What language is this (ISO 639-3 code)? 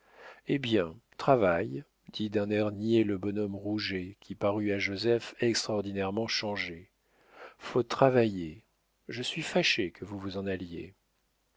fra